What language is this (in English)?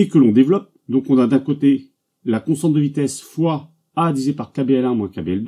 French